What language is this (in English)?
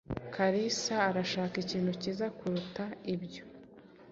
Kinyarwanda